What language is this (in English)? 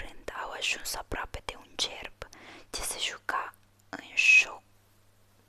Romanian